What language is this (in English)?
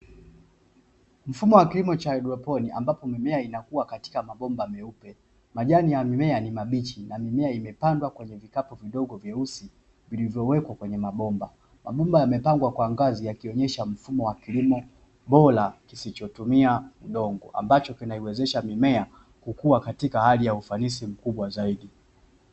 Swahili